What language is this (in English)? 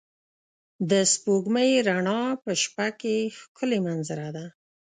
Pashto